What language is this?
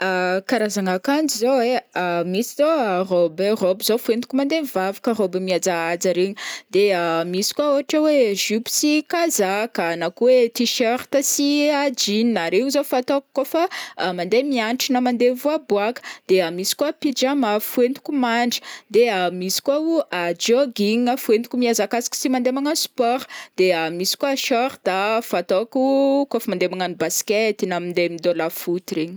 Northern Betsimisaraka Malagasy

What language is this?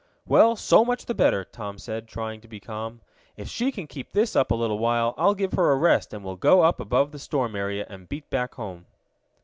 English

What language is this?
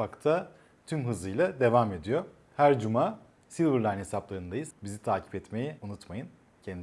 Turkish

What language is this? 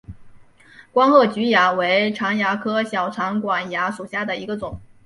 Chinese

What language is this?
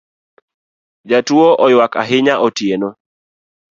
Luo (Kenya and Tanzania)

